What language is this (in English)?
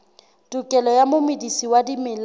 Southern Sotho